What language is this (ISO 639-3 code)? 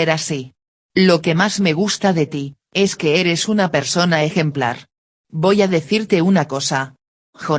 spa